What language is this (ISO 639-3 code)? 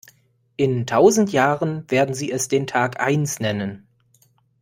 deu